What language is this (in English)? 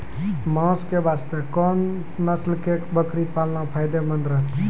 Maithili